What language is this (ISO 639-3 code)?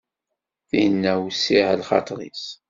kab